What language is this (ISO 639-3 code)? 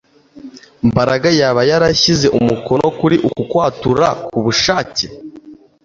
kin